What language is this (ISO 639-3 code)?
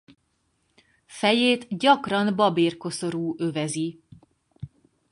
hun